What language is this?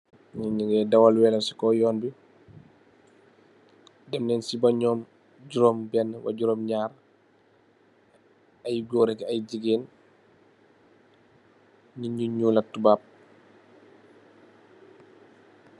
Wolof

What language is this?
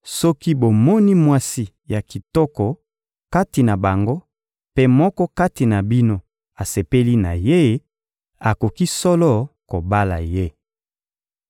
Lingala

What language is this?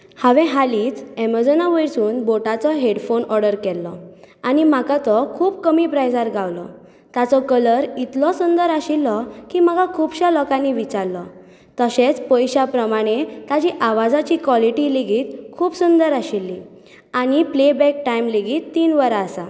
Konkani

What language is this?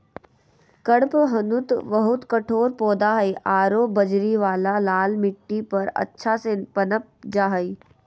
Magahi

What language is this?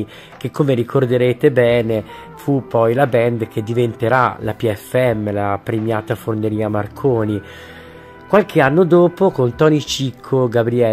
Italian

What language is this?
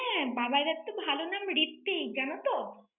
Bangla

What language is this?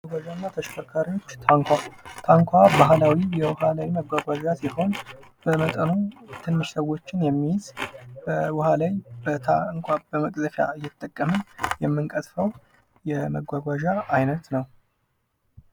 Amharic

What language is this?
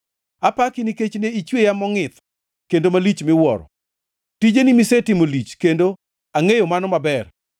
Luo (Kenya and Tanzania)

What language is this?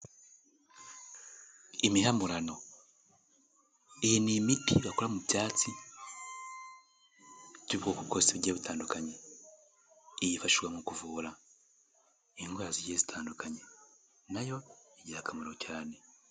Kinyarwanda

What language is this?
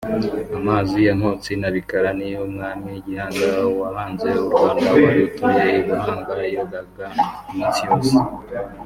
Kinyarwanda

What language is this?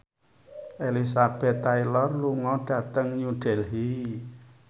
Javanese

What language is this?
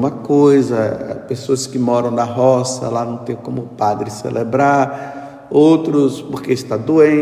Portuguese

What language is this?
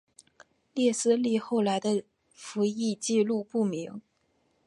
Chinese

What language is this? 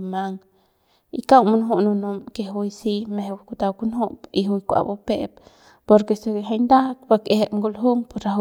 Central Pame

